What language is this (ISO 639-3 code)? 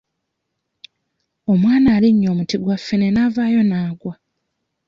lug